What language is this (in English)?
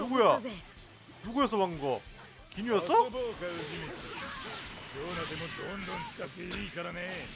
Korean